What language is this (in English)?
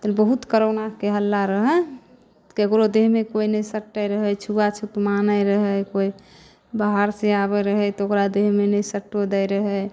Maithili